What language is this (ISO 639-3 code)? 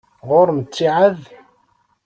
kab